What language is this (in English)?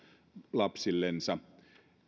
Finnish